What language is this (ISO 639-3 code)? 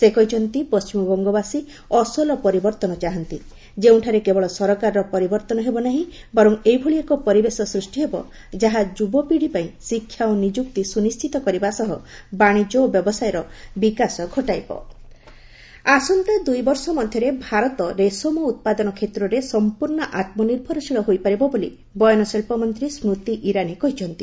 ori